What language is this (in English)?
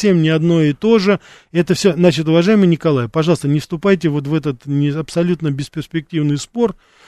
Russian